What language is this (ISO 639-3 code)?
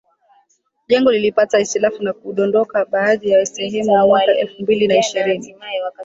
swa